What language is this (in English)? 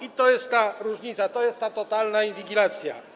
Polish